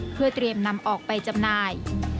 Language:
Thai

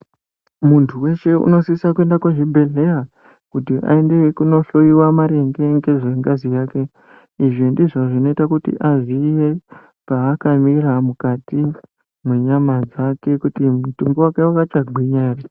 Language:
Ndau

